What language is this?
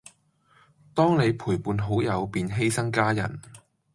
Cantonese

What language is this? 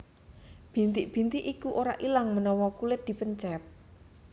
Javanese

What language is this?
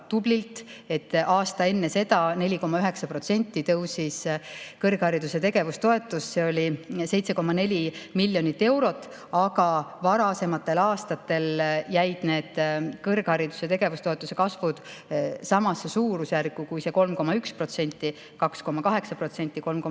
Estonian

